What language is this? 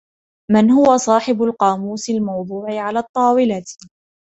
Arabic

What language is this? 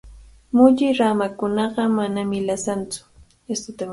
Cajatambo North Lima Quechua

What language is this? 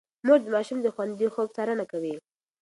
Pashto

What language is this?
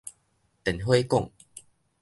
Min Nan Chinese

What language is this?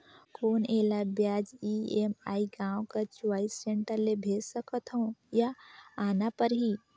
Chhattisgarhi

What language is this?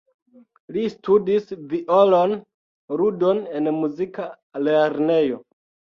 Esperanto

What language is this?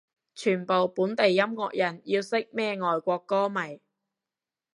Cantonese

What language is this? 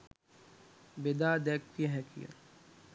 Sinhala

